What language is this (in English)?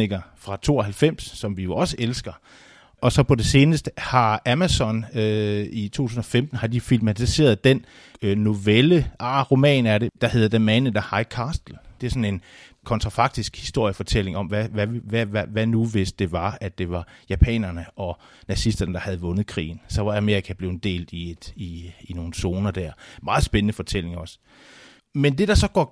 Danish